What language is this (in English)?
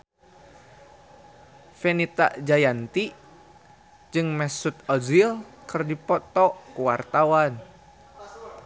Sundanese